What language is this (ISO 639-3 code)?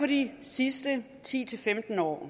dan